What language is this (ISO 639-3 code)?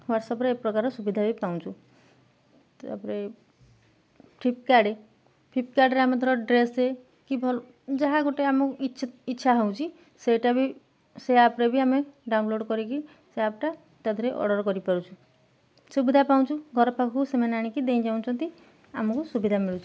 ori